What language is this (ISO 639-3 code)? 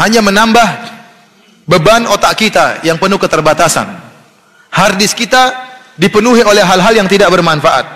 ind